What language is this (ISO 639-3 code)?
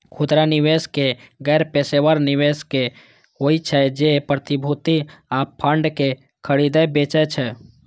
mai